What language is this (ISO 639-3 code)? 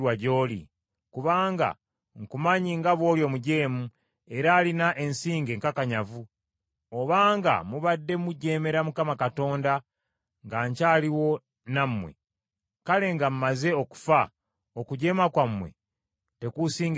lug